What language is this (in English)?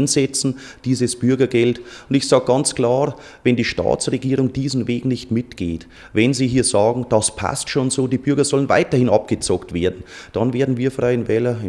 German